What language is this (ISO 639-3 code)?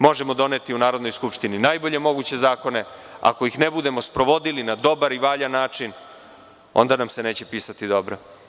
srp